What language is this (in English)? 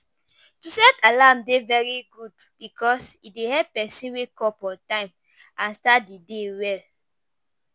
Nigerian Pidgin